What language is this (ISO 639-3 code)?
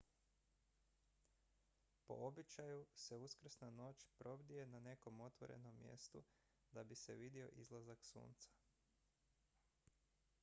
hrv